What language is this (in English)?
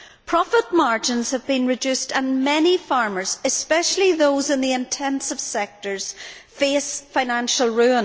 English